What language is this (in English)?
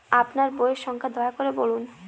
Bangla